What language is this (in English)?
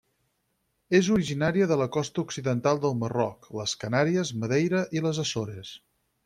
Catalan